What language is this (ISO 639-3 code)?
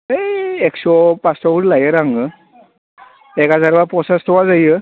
brx